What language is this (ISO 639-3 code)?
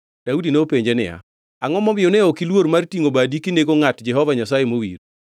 luo